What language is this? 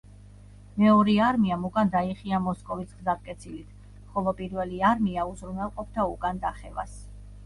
Georgian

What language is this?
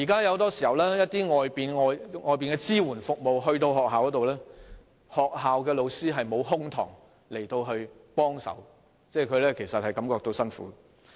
Cantonese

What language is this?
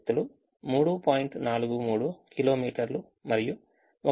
Telugu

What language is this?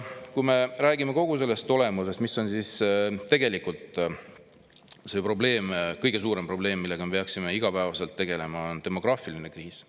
Estonian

